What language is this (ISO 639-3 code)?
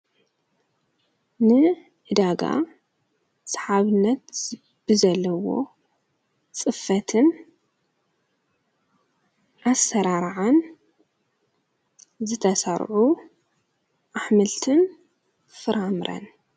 tir